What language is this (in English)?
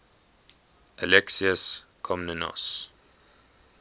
English